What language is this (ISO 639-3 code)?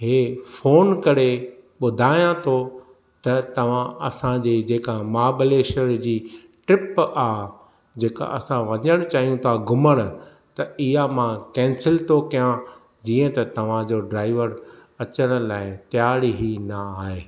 snd